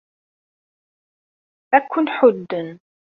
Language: Kabyle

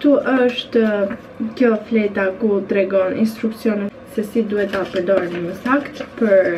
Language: Romanian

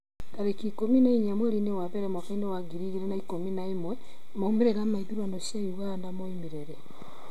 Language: Kikuyu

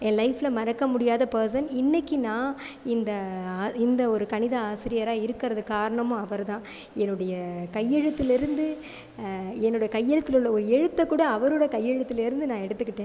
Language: Tamil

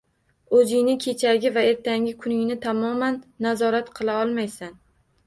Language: Uzbek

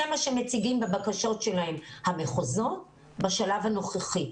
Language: Hebrew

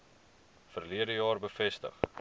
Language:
Afrikaans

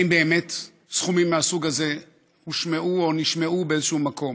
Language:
Hebrew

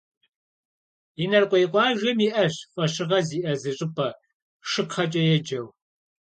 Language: Kabardian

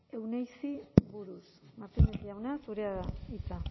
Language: Basque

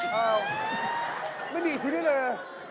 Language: Thai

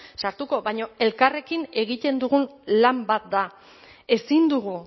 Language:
Basque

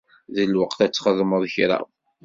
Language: Kabyle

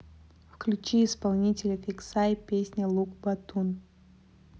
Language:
Russian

